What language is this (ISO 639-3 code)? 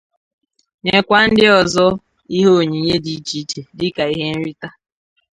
ibo